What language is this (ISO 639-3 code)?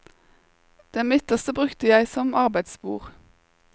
nor